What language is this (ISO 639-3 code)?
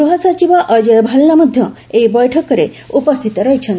ori